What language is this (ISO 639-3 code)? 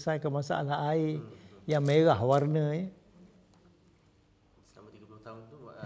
msa